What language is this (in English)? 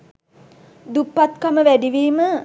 Sinhala